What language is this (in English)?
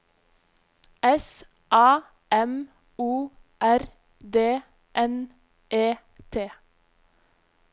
Norwegian